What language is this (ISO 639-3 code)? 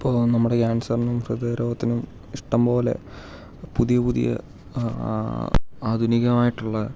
mal